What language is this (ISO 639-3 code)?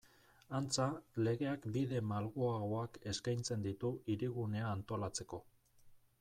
eus